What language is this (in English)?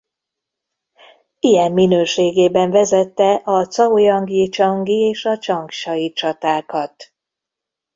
Hungarian